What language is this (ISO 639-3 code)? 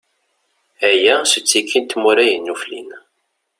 kab